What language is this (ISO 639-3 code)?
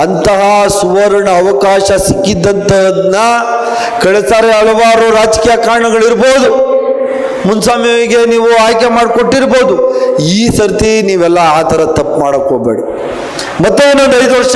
kan